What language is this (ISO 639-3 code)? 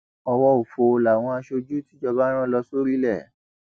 yor